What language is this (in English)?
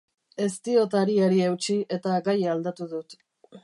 Basque